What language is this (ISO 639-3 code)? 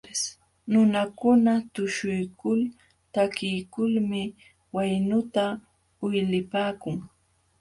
qxw